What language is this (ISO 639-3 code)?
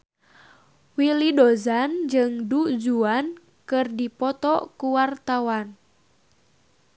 sun